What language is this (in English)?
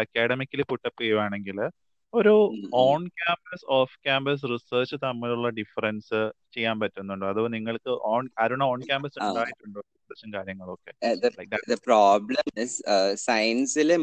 Malayalam